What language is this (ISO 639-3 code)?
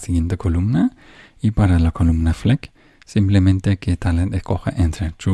spa